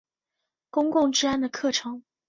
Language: Chinese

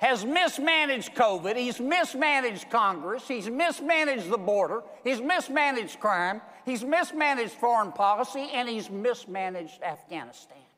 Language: English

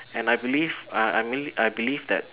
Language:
English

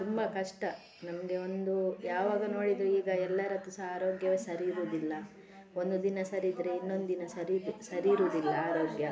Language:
Kannada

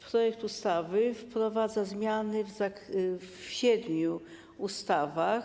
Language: Polish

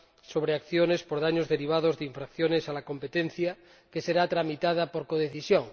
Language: Spanish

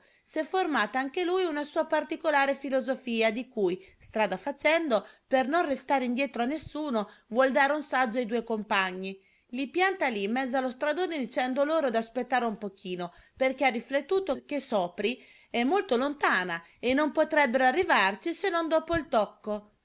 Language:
Italian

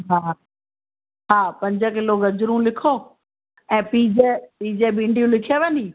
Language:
Sindhi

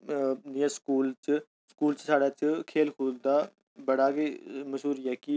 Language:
Dogri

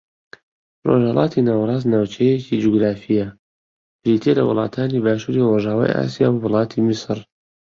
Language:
Central Kurdish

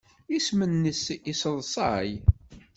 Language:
Kabyle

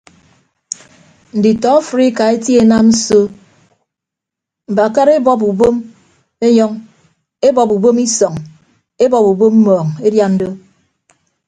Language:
Ibibio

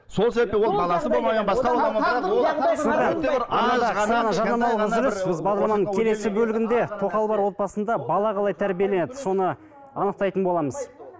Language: Kazakh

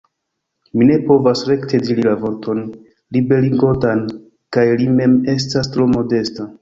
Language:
Esperanto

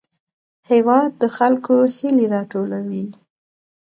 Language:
Pashto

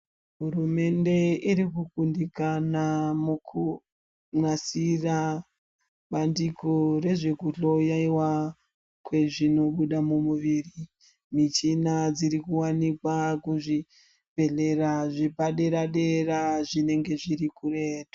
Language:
Ndau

